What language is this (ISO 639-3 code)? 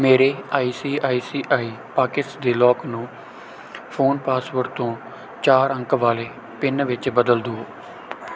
pan